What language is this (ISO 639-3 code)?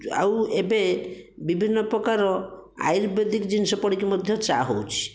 ori